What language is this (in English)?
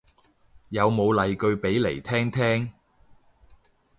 Cantonese